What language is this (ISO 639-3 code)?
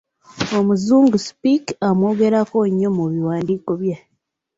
lug